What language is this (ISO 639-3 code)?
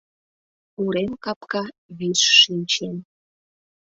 chm